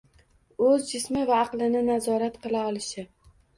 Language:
Uzbek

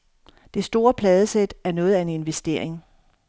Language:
Danish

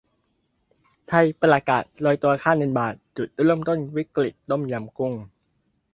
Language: Thai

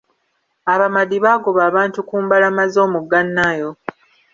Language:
Ganda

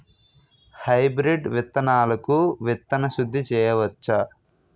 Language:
Telugu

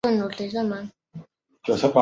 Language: Chinese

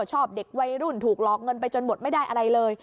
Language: Thai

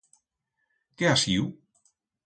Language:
Aragonese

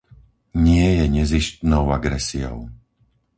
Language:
Slovak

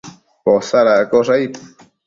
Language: Matsés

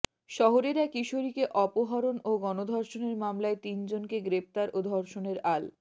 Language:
Bangla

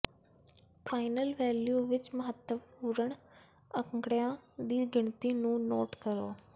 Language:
Punjabi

